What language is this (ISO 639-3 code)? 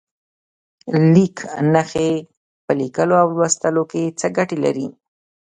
pus